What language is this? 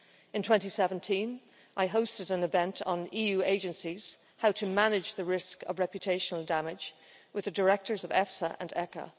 English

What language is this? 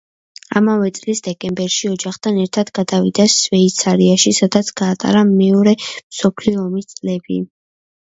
Georgian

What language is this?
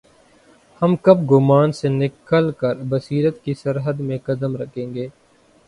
Urdu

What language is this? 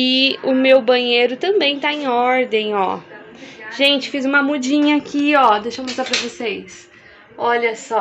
Portuguese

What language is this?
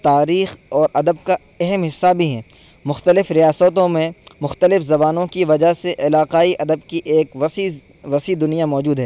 Urdu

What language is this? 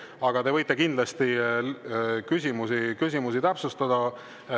Estonian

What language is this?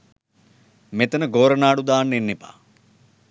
Sinhala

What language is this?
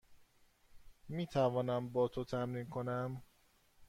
Persian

